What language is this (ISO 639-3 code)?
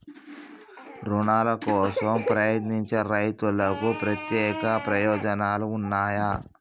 tel